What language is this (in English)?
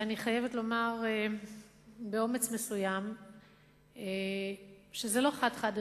Hebrew